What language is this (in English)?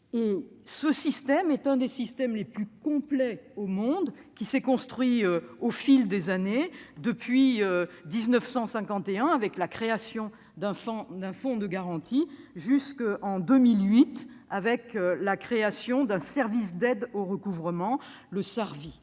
French